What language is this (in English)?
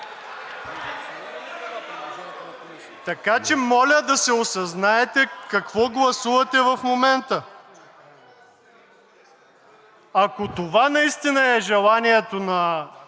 Bulgarian